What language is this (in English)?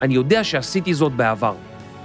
Hebrew